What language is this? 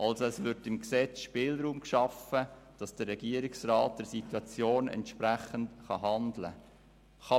Swiss German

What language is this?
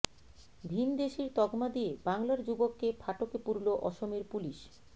Bangla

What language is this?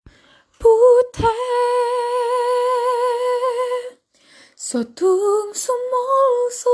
Indonesian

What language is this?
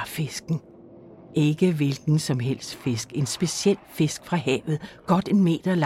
Danish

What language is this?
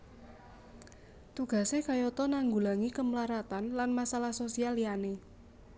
Javanese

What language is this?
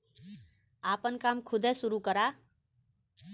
Bhojpuri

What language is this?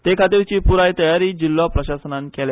Konkani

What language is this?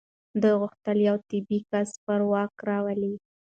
Pashto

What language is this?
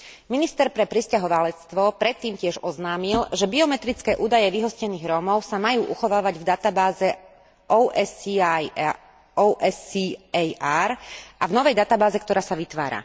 Slovak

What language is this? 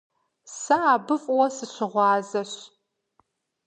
Kabardian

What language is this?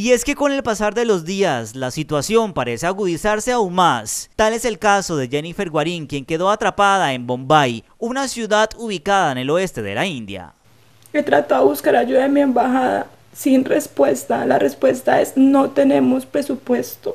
Spanish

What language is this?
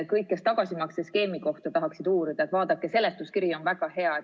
Estonian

